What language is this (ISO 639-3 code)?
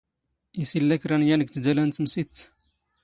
zgh